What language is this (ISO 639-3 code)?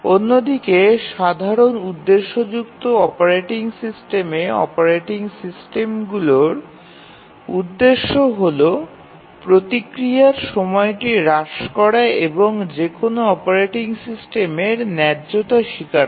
ben